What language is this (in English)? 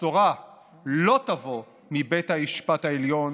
Hebrew